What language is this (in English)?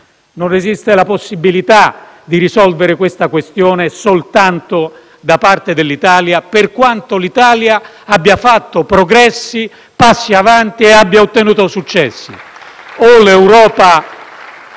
Italian